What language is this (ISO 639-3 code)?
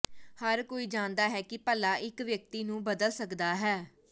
pan